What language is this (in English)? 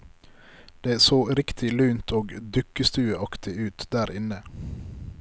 Norwegian